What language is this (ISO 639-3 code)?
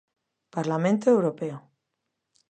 glg